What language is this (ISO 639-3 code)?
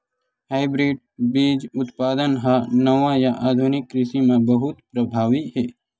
hne